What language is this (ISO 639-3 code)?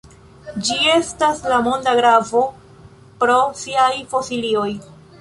epo